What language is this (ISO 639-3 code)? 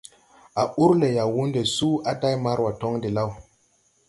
tui